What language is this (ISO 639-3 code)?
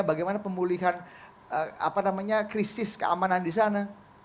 ind